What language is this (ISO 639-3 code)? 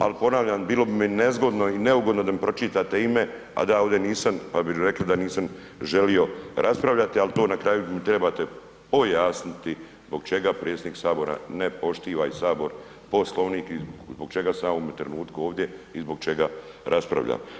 hrv